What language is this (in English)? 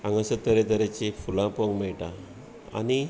Konkani